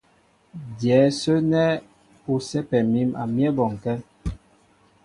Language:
Mbo (Cameroon)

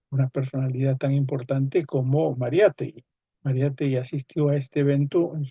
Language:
Spanish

